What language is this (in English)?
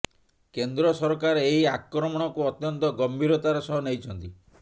Odia